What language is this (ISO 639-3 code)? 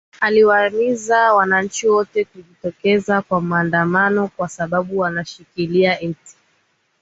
swa